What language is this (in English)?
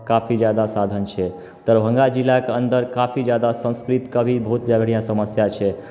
Maithili